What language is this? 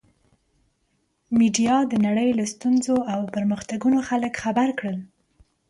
Pashto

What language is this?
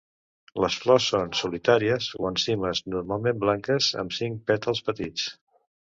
Catalan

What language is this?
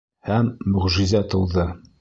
Bashkir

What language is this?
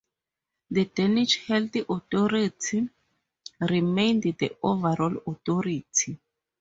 English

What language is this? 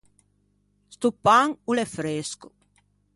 Ligurian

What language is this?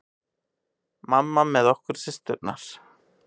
Icelandic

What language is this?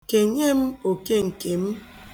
Igbo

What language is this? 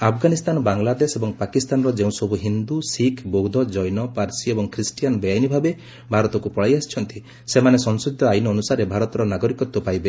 Odia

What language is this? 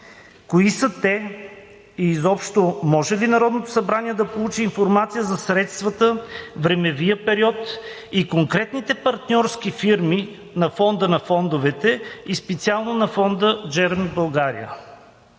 Bulgarian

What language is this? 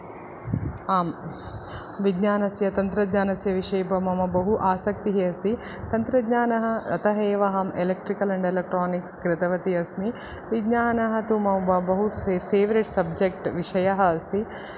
Sanskrit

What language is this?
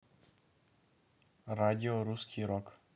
Russian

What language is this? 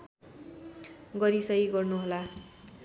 Nepali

